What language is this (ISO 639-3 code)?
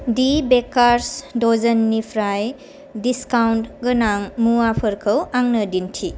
brx